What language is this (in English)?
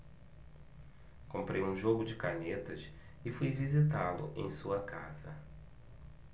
Portuguese